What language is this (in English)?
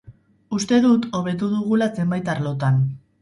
Basque